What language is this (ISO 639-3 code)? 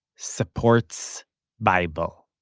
eng